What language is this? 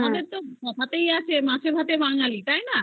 Bangla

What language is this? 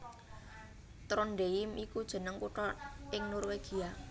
Javanese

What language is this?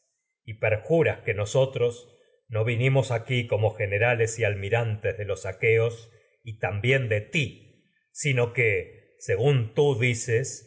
Spanish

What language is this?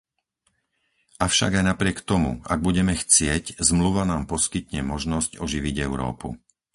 Slovak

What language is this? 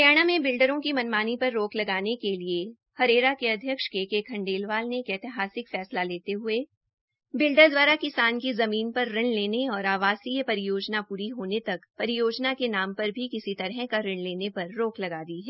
Hindi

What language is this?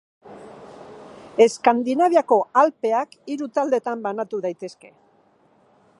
Basque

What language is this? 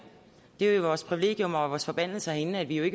Danish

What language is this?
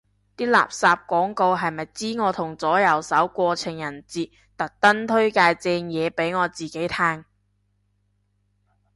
Cantonese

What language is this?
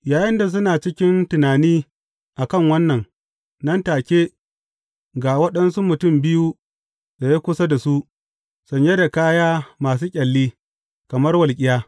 Hausa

